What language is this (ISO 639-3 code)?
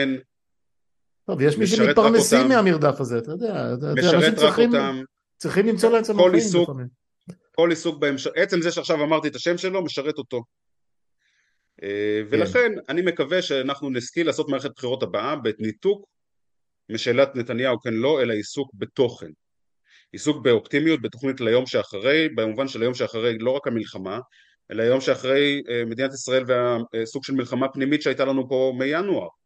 heb